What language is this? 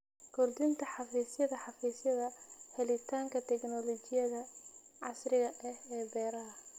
Somali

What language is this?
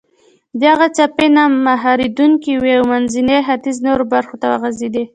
Pashto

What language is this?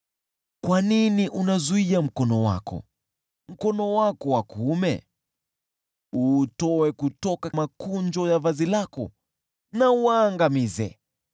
Swahili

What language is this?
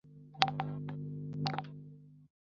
Chinese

